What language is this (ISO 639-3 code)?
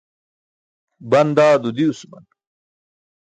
bsk